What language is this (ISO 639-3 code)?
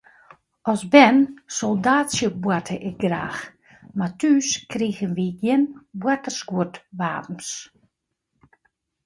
fry